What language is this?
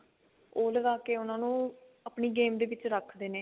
Punjabi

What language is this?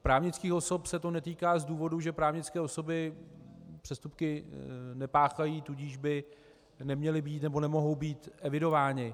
Czech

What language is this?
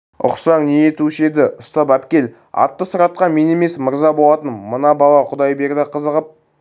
Kazakh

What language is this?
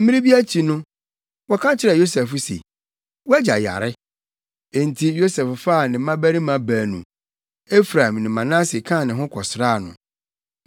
Akan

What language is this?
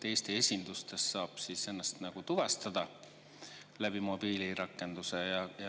Estonian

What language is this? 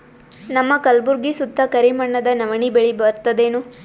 Kannada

